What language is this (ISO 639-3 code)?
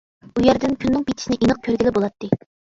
uig